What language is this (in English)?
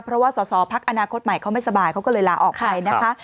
Thai